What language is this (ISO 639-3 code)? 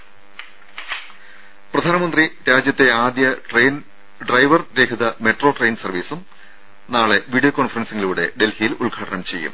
mal